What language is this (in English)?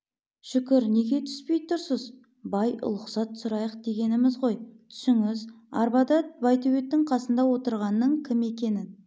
Kazakh